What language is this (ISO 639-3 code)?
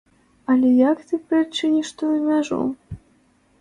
bel